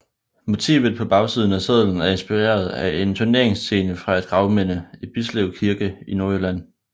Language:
Danish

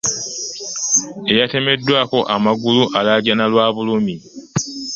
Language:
Ganda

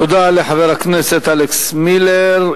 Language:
Hebrew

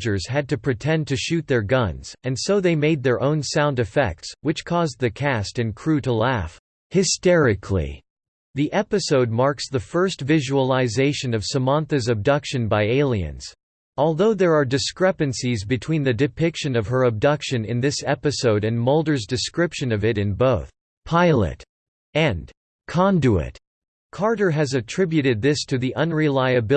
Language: English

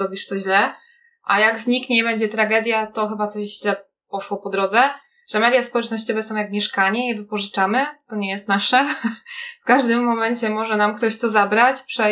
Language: Polish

